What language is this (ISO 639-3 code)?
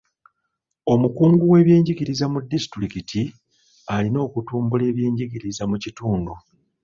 lug